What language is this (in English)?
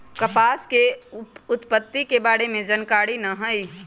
Magahi